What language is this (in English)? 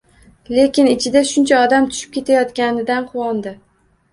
Uzbek